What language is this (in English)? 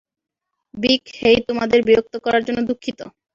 Bangla